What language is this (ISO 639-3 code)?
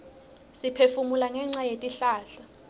ssw